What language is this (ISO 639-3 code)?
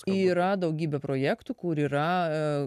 lit